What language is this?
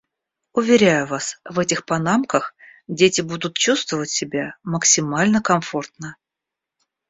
Russian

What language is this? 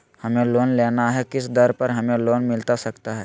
Magahi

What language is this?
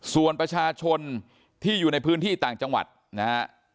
Thai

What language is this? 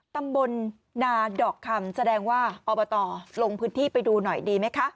Thai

